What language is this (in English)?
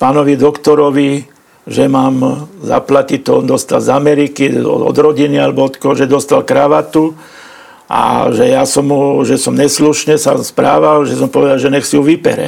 Slovak